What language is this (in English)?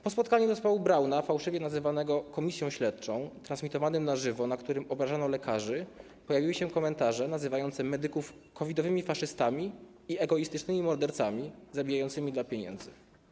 Polish